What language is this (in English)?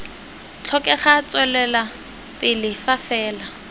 Tswana